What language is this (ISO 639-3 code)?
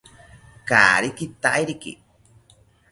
cpy